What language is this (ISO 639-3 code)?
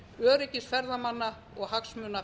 isl